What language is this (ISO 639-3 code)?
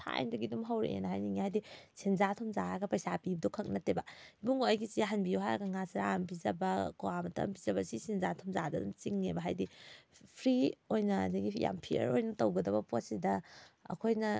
mni